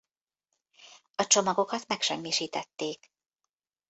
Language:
Hungarian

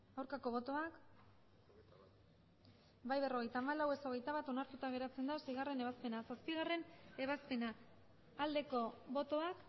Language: Basque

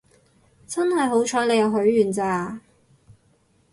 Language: Cantonese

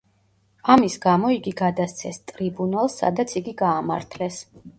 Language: Georgian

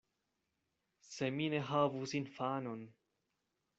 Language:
Esperanto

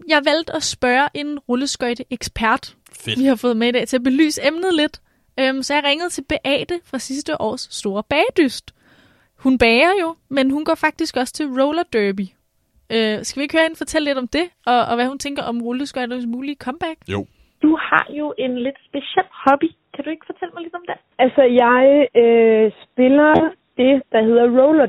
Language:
Danish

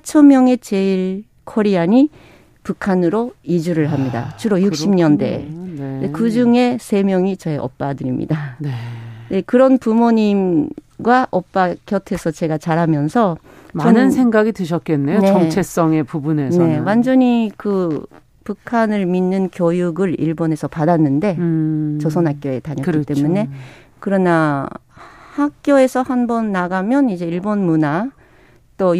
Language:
Korean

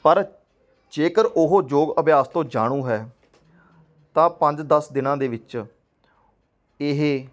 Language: Punjabi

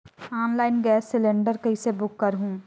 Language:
Chhattisgarhi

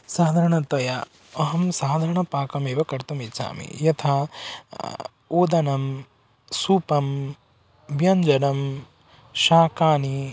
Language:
Sanskrit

